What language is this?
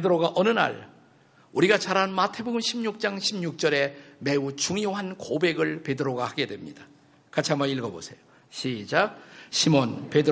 Korean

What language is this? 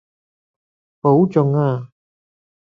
Cantonese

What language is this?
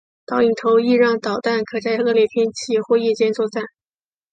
Chinese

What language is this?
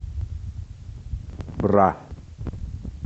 Russian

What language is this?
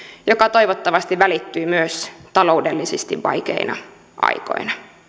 Finnish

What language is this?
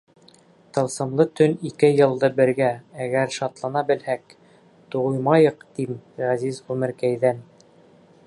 Bashkir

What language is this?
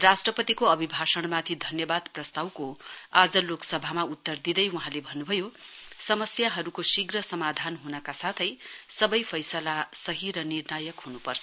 Nepali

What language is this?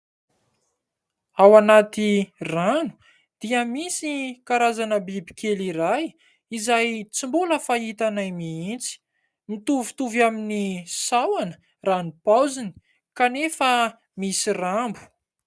Malagasy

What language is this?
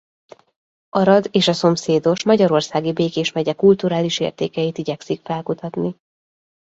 Hungarian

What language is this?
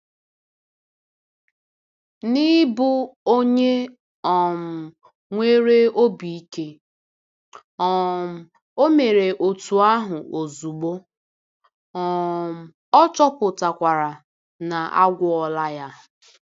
Igbo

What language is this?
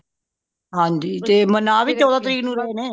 Punjabi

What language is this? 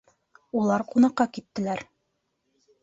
Bashkir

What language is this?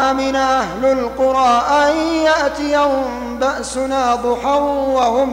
Arabic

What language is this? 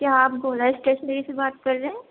Urdu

